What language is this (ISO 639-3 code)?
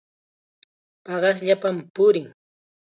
qxa